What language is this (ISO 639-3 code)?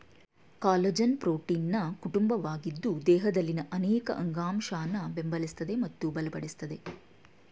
kan